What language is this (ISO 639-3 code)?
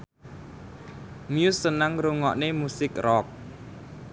jav